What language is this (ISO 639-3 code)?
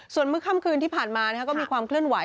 tha